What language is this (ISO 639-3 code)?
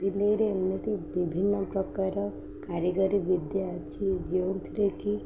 ori